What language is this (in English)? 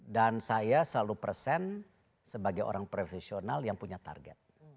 Indonesian